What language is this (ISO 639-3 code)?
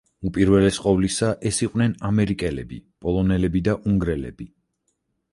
kat